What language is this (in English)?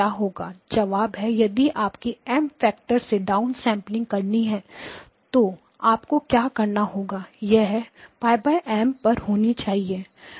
Hindi